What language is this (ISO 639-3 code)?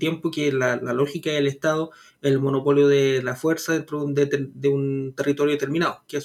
spa